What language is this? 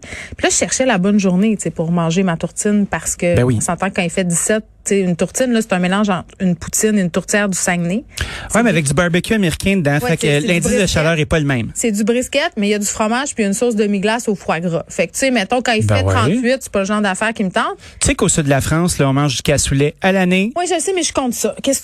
French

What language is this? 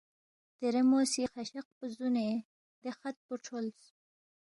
Balti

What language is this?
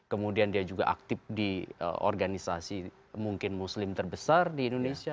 Indonesian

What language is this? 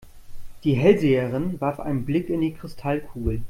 German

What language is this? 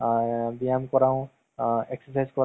Assamese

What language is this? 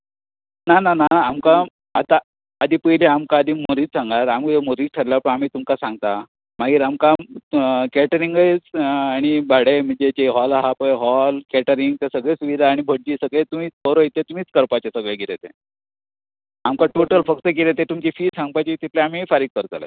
Konkani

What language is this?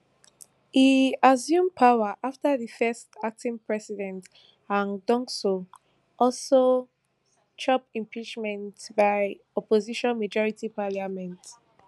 Nigerian Pidgin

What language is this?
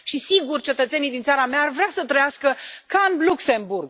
Romanian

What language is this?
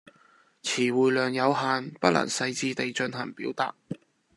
Cantonese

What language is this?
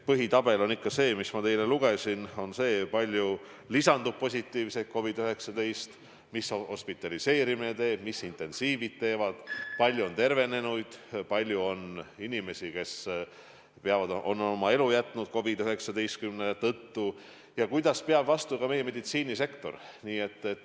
Estonian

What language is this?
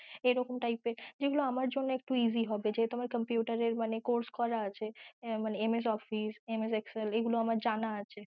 Bangla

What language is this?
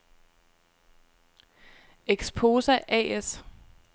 Danish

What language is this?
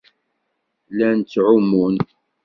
Kabyle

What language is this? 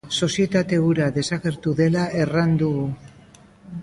Basque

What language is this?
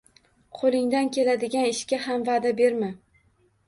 Uzbek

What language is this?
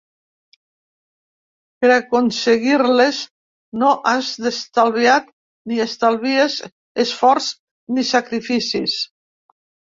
Catalan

